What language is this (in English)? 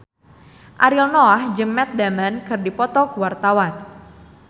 Sundanese